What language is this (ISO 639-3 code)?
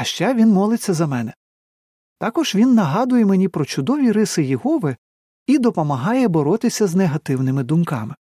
ukr